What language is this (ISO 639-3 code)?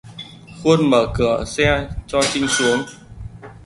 vie